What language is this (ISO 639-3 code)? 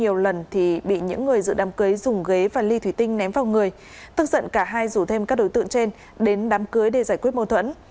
vie